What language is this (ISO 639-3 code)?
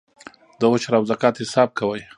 pus